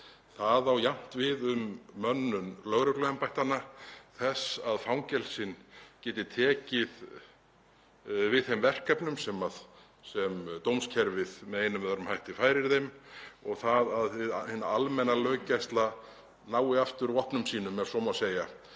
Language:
Icelandic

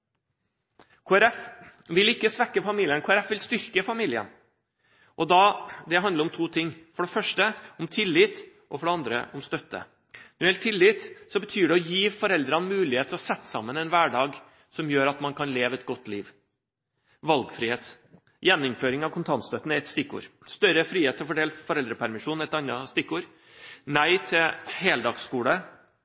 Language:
Norwegian Bokmål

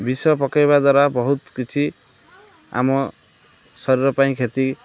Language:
Odia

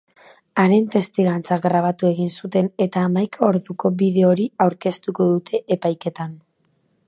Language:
Basque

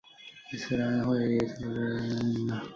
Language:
Chinese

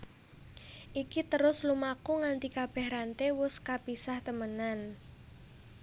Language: Javanese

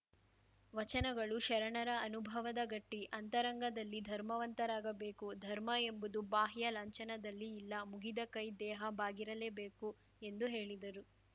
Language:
Kannada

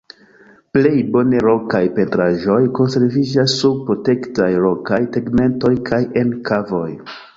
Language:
Esperanto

